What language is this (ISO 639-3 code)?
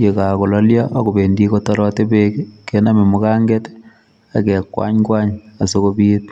kln